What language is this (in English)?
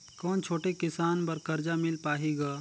Chhattisgarhi